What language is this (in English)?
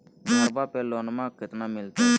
Magahi